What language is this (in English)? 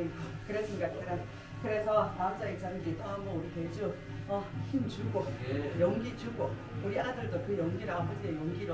Korean